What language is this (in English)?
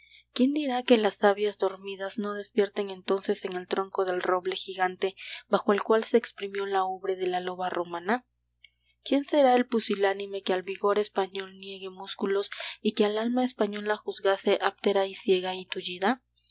Spanish